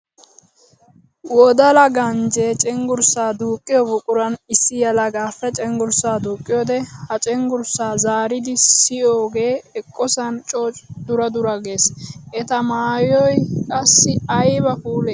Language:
Wolaytta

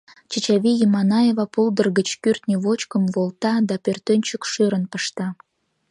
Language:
Mari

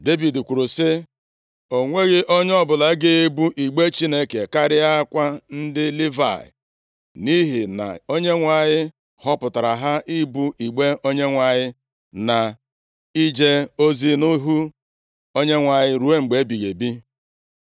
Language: Igbo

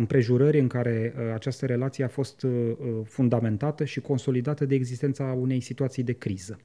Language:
Romanian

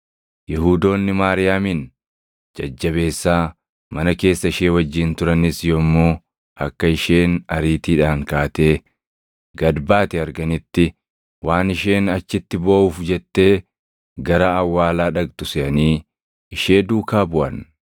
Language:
Oromo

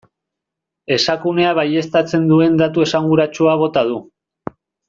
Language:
Basque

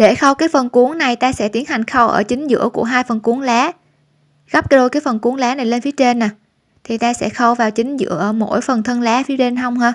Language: Vietnamese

